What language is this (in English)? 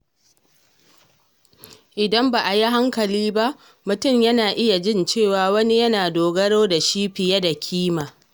Hausa